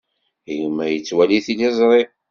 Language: Kabyle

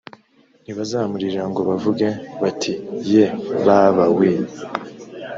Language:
Kinyarwanda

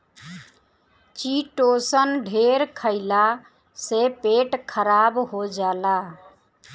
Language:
Bhojpuri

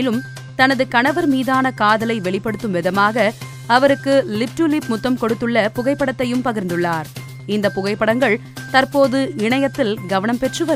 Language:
Tamil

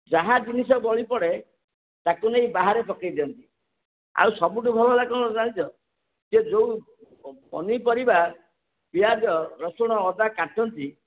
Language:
Odia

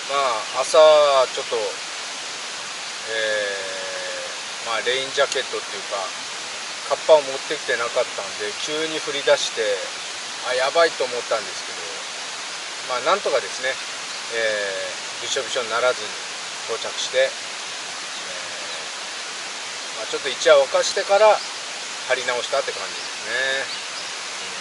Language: Japanese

